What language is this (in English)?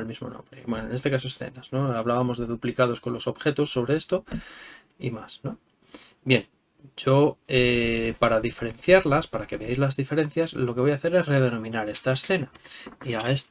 Spanish